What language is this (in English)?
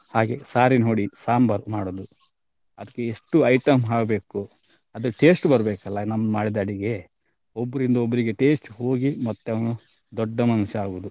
Kannada